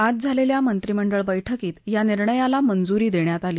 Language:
Marathi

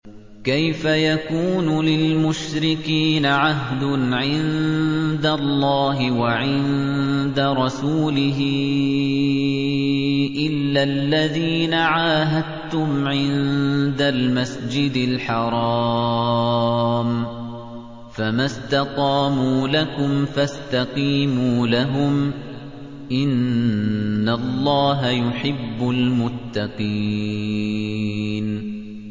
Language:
Arabic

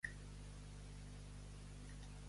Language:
Catalan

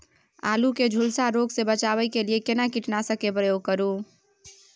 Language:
Maithili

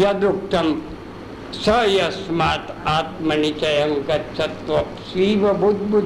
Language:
Hindi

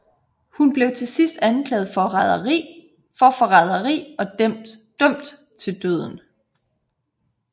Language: Danish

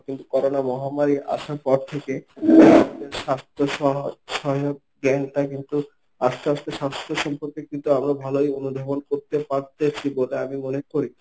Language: Bangla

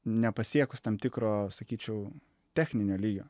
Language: Lithuanian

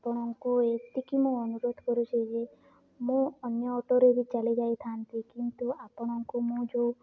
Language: Odia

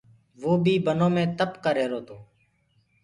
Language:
Gurgula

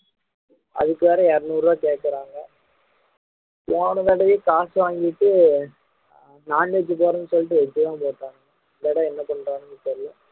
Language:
Tamil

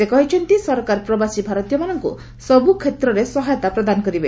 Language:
Odia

